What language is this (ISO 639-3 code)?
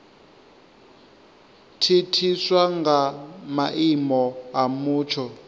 ven